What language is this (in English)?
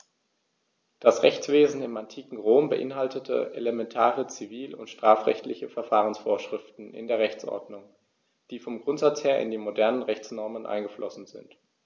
German